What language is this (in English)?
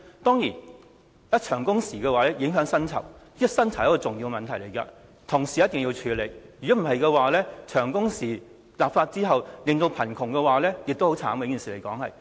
Cantonese